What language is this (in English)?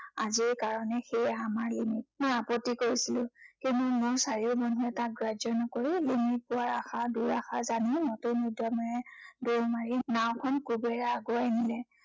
Assamese